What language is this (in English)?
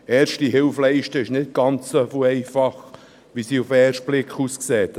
Swiss German